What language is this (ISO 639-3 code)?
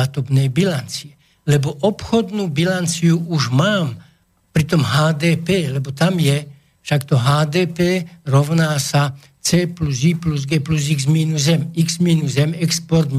slk